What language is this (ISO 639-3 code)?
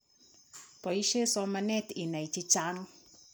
kln